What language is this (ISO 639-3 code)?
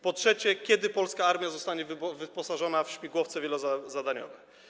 pol